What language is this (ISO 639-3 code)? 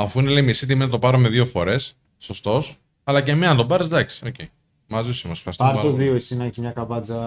ell